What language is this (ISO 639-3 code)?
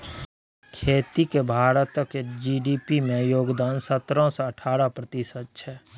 mai